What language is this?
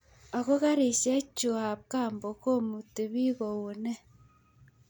Kalenjin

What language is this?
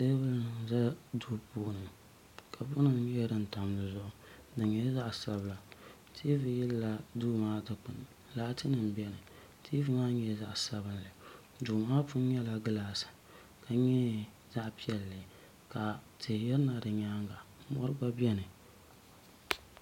Dagbani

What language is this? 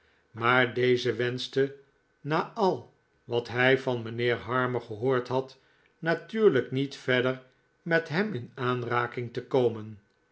Dutch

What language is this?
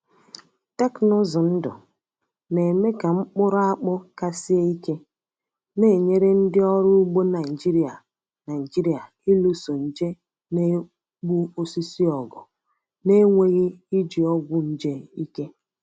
Igbo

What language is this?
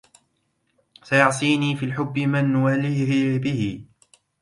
Arabic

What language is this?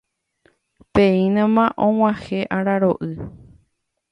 Guarani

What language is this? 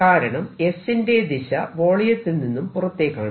Malayalam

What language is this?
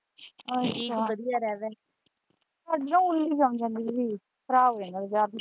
Punjabi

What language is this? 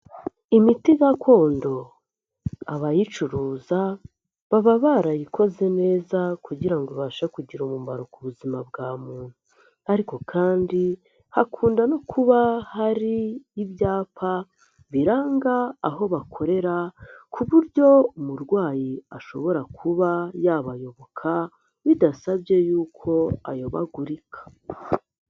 Kinyarwanda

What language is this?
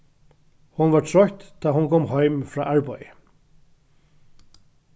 Faroese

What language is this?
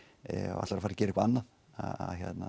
Icelandic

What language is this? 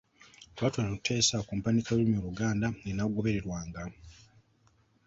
Ganda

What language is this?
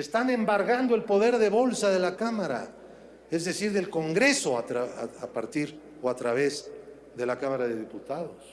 Spanish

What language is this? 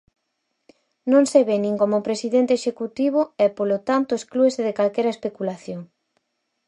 Galician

